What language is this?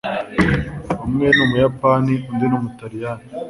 Kinyarwanda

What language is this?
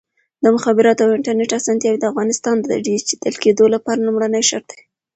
Pashto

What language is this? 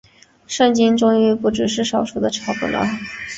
Chinese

